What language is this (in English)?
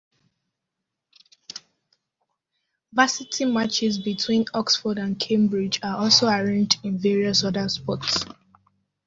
English